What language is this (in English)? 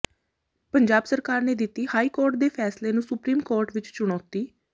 Punjabi